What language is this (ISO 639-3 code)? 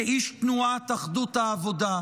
heb